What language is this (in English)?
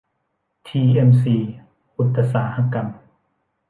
Thai